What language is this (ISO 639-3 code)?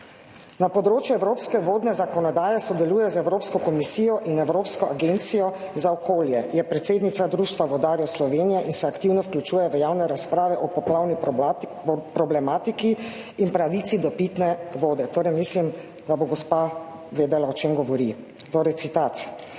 slv